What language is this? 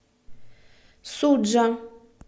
Russian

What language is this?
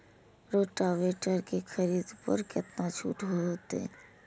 Maithili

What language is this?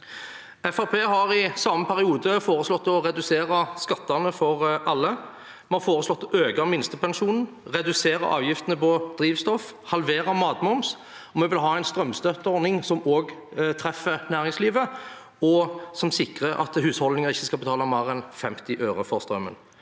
Norwegian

